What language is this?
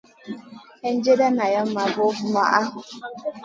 Masana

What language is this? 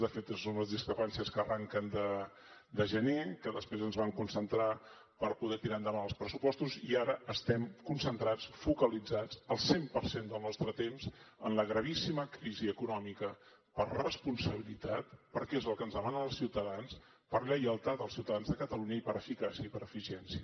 Catalan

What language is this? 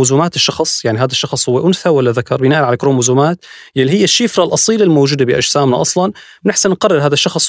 Arabic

